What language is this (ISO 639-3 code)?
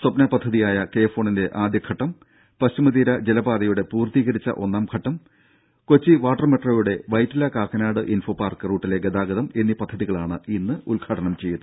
mal